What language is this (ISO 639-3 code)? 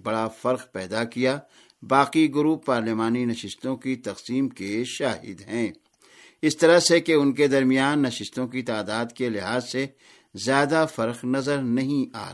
urd